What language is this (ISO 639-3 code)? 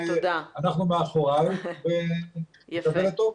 heb